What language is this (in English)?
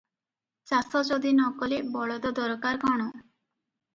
Odia